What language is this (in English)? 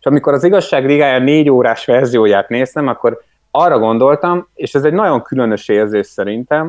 Hungarian